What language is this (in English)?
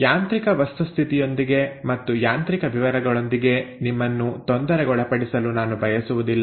Kannada